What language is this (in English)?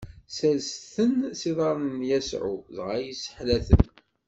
Kabyle